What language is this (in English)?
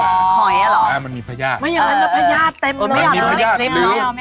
Thai